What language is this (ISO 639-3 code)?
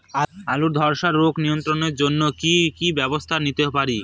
ben